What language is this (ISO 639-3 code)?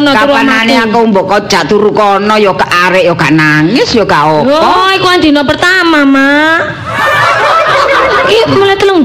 ind